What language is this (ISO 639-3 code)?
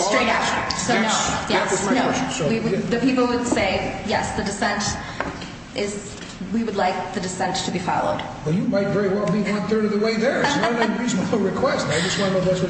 eng